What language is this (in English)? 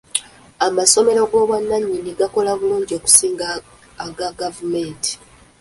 Ganda